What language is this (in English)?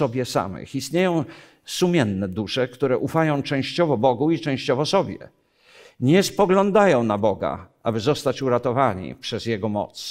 Polish